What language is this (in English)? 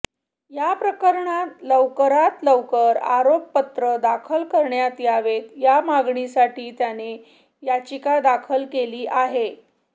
Marathi